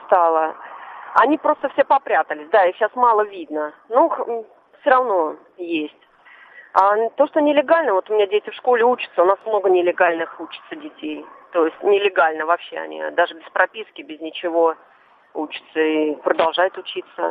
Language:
Russian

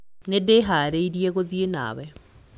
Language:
Kikuyu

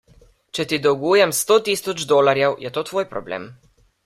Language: Slovenian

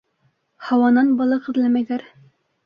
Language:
Bashkir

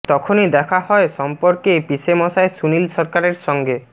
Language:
Bangla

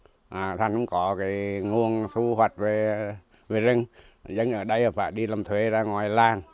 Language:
Vietnamese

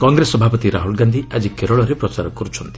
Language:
Odia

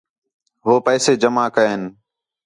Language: Khetrani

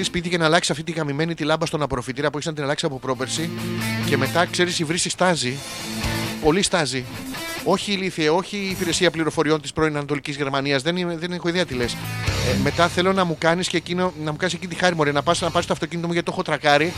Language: Greek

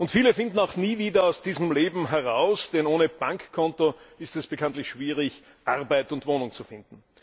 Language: German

